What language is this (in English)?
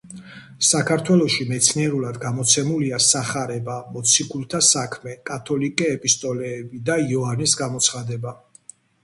Georgian